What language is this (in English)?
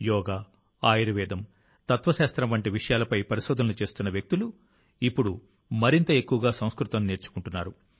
Telugu